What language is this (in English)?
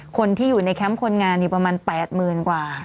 Thai